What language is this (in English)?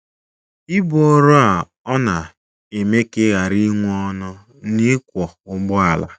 Igbo